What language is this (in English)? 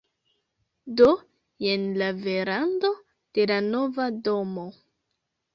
Esperanto